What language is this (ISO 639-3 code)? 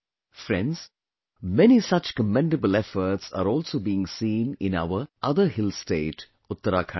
eng